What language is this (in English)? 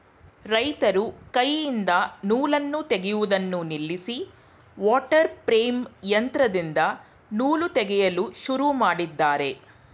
Kannada